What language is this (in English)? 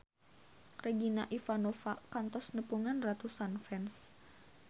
Sundanese